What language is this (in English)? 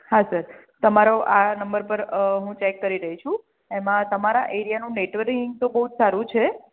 Gujarati